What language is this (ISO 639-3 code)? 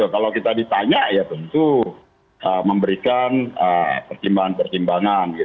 ind